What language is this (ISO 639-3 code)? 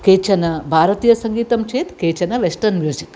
san